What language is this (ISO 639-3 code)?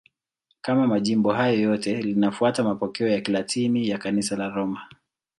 swa